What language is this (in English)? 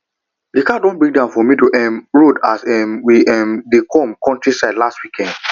Nigerian Pidgin